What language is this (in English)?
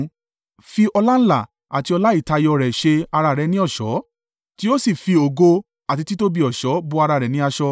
Yoruba